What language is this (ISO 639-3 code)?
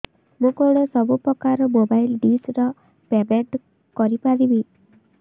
ori